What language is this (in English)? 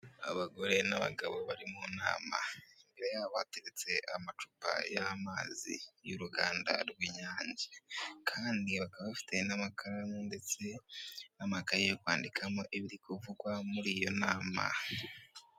Kinyarwanda